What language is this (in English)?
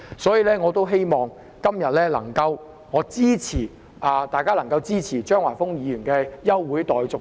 Cantonese